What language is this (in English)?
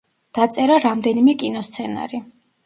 Georgian